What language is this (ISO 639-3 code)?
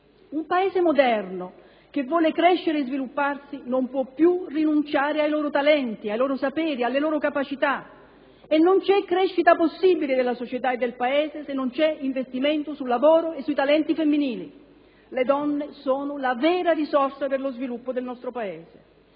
ita